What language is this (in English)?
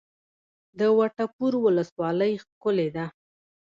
Pashto